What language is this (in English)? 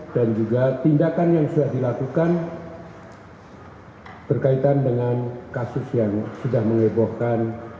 Indonesian